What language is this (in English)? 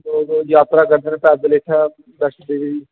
Dogri